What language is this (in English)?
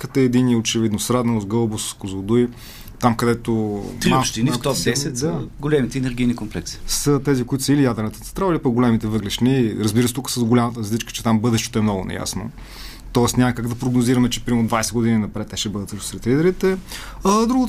Bulgarian